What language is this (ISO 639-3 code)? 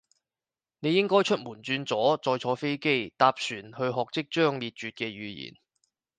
yue